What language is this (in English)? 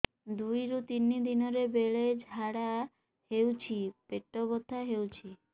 Odia